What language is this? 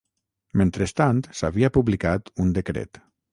Catalan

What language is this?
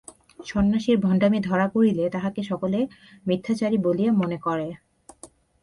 Bangla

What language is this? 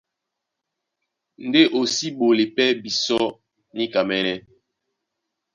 Duala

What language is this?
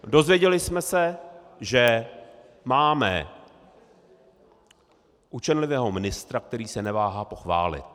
Czech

